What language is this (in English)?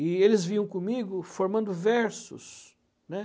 Portuguese